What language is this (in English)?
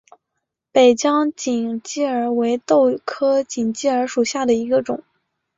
Chinese